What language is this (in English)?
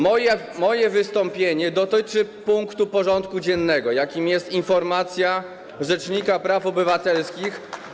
Polish